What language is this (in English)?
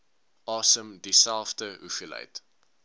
Afrikaans